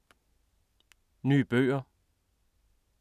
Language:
Danish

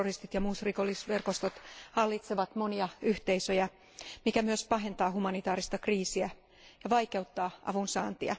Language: Finnish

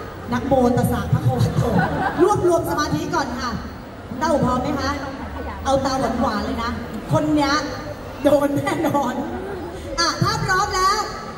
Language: Thai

